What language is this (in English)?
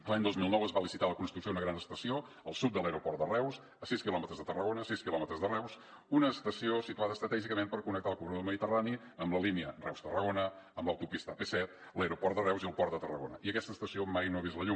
Catalan